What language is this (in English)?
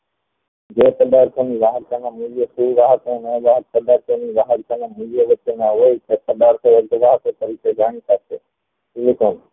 Gujarati